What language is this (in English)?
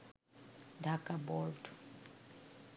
Bangla